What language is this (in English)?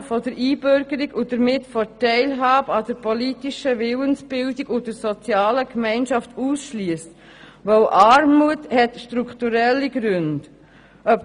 Swiss German